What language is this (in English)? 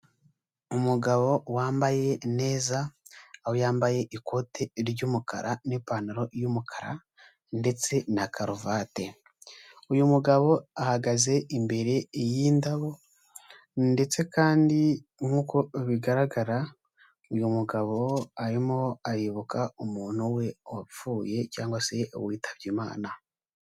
Kinyarwanda